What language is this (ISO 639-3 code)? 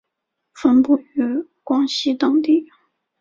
zho